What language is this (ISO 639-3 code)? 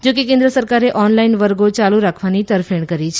guj